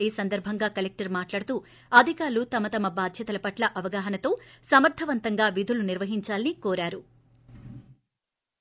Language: Telugu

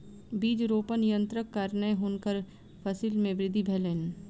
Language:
Maithili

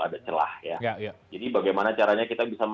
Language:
Indonesian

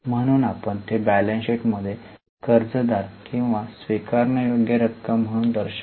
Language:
Marathi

